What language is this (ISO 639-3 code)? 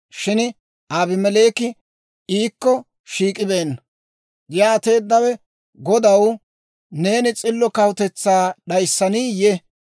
dwr